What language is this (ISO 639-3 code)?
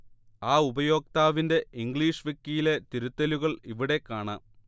mal